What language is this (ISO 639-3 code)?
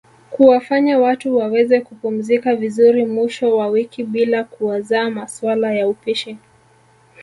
swa